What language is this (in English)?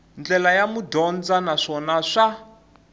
Tsonga